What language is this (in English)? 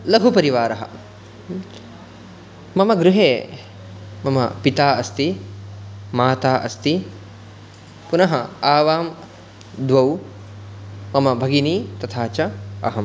Sanskrit